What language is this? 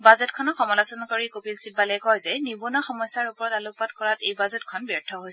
Assamese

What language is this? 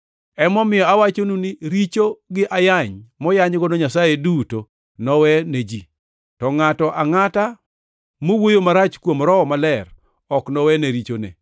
Luo (Kenya and Tanzania)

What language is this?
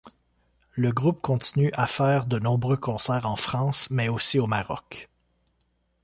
French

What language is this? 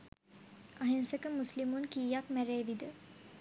Sinhala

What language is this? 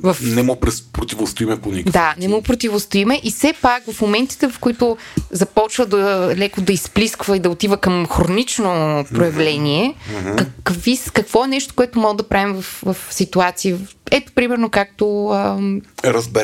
Bulgarian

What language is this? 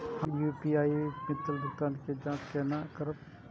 Maithili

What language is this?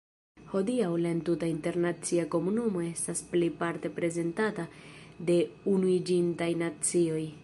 Esperanto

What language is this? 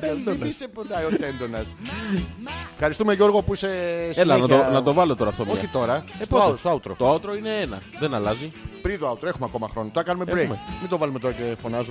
Greek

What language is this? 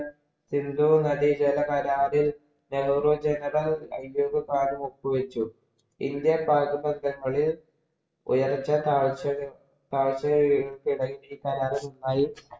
Malayalam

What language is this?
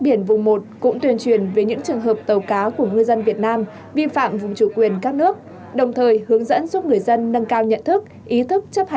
Vietnamese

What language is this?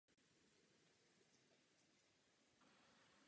Czech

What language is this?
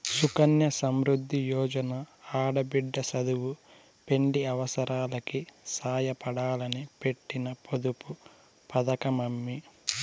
Telugu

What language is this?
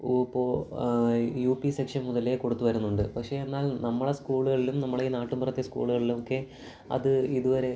Malayalam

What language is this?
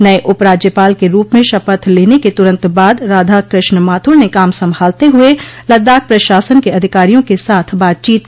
Hindi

